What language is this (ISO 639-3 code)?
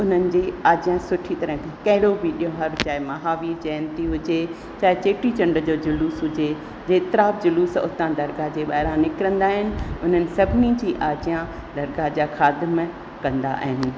snd